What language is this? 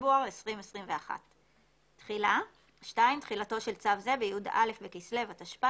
Hebrew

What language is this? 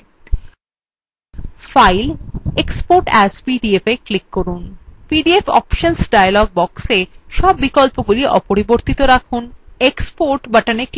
Bangla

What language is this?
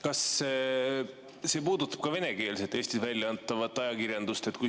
Estonian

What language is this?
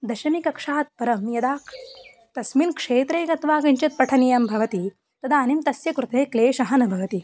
Sanskrit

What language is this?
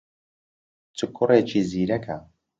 Central Kurdish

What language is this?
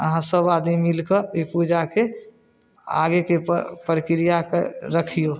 Maithili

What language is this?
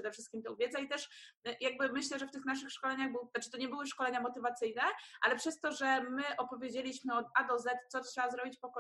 Polish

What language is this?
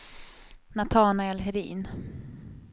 Swedish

